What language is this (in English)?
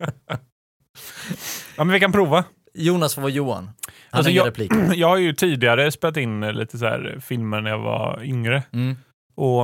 Swedish